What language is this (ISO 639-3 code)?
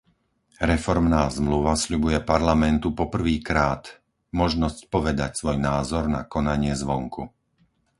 slk